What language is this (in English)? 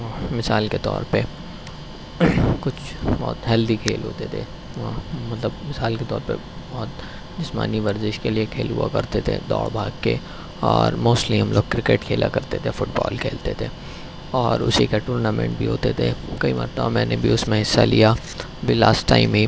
Urdu